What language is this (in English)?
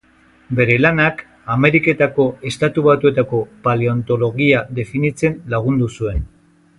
Basque